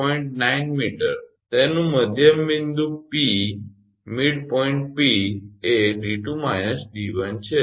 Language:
Gujarati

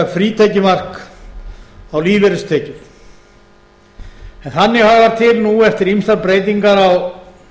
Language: Icelandic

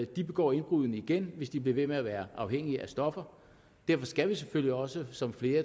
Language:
Danish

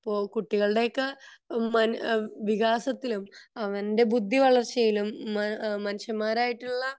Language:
Malayalam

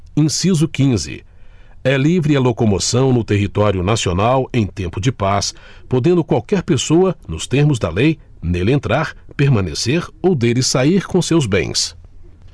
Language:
Portuguese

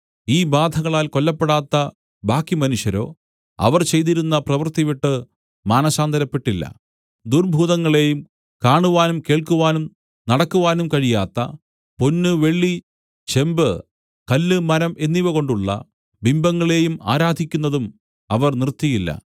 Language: Malayalam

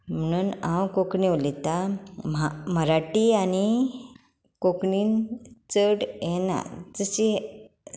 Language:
Konkani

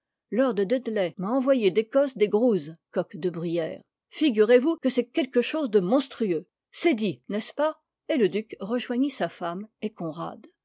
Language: French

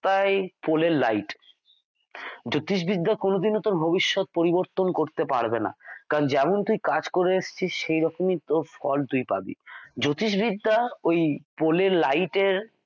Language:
Bangla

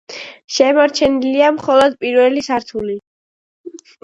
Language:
Georgian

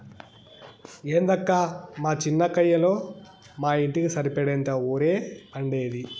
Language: Telugu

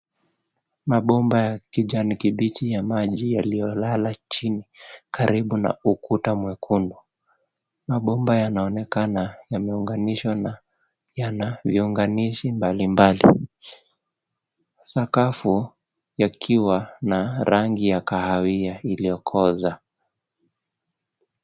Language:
Swahili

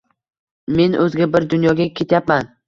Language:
Uzbek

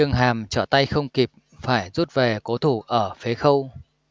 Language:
Vietnamese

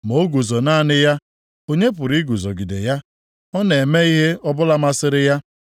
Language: Igbo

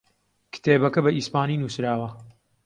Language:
Central Kurdish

